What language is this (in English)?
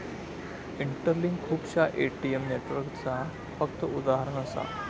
Marathi